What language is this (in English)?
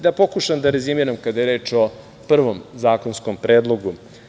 Serbian